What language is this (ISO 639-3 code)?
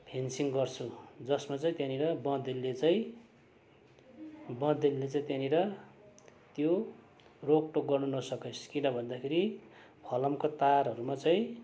nep